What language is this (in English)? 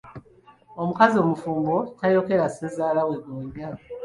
Ganda